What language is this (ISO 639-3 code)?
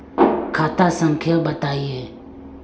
mag